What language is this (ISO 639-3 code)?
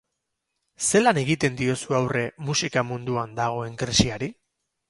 eus